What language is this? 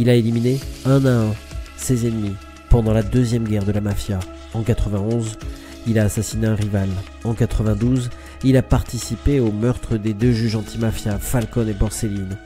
French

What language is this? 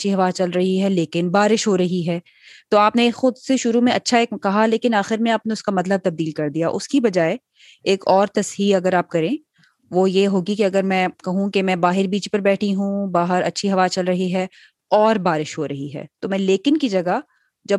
Urdu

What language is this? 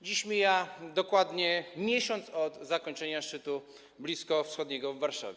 Polish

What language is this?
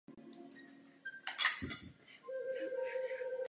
Czech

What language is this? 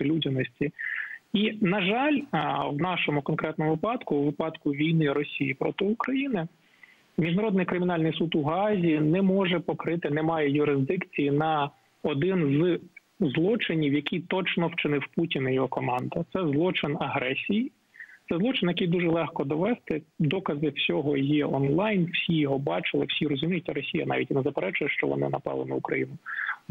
Ukrainian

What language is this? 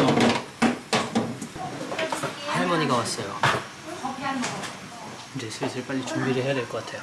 Korean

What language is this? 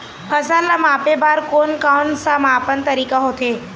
Chhattisgarhi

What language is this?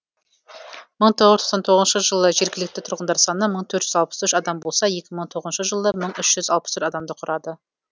Kazakh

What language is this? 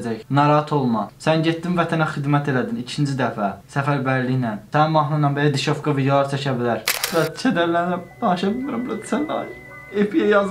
Turkish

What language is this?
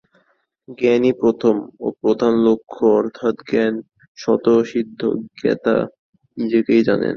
Bangla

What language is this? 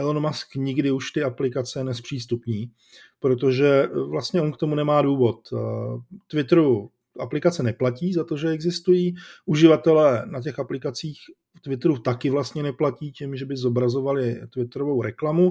Czech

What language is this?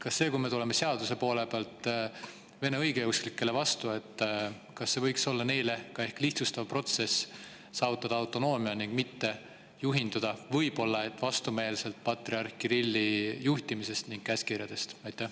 Estonian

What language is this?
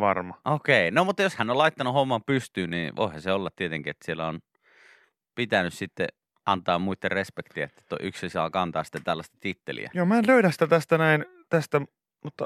Finnish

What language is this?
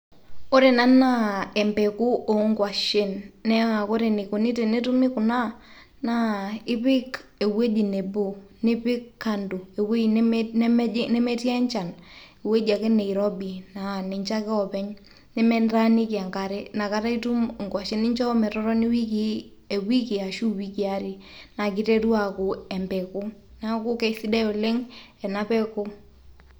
Masai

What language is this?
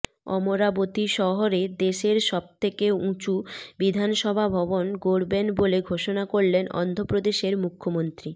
Bangla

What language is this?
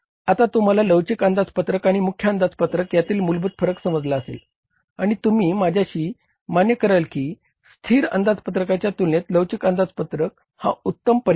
Marathi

